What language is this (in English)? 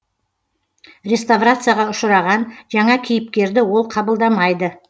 Kazakh